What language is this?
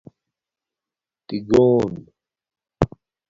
Domaaki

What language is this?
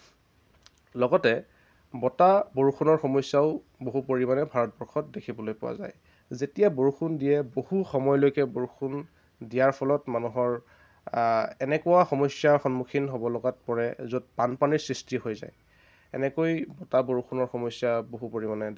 Assamese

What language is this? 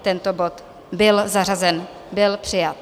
Czech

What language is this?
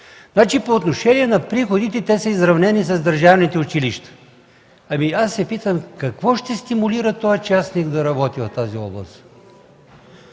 Bulgarian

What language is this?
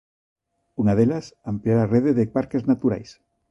Galician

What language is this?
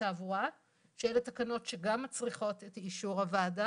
Hebrew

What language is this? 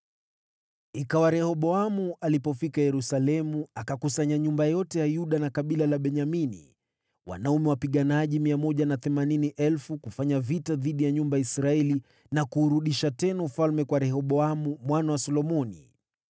Swahili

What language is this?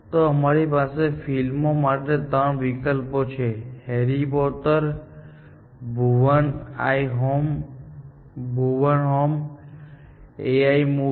Gujarati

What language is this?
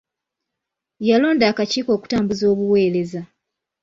Ganda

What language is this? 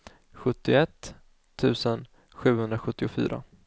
Swedish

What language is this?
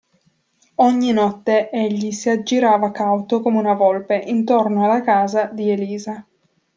Italian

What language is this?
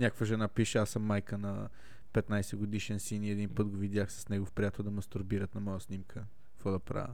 Bulgarian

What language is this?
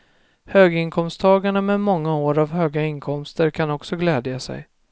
Swedish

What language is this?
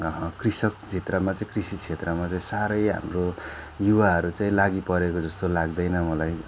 Nepali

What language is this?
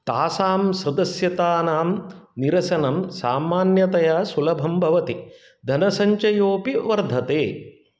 Sanskrit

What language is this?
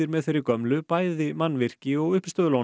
Icelandic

